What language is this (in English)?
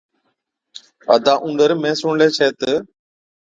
Od